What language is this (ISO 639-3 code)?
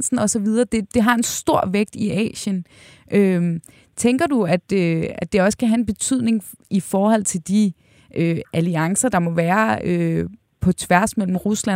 dan